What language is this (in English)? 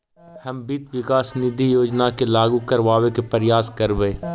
Magahi